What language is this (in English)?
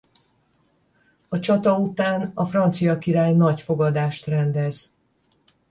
Hungarian